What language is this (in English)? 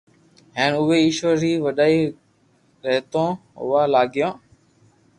Loarki